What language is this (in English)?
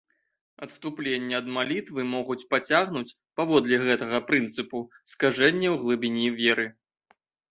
Belarusian